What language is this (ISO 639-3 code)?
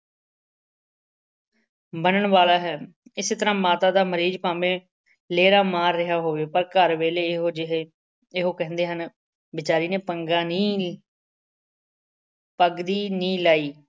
pan